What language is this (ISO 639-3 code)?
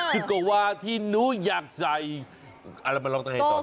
tha